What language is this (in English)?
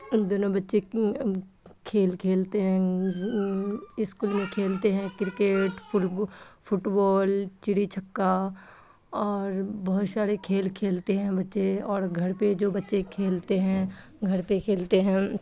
Urdu